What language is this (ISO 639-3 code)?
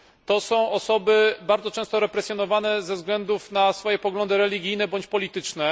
pol